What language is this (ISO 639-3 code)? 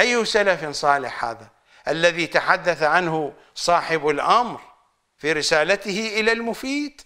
ara